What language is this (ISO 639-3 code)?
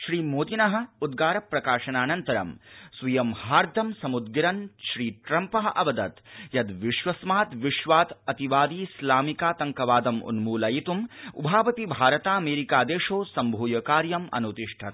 san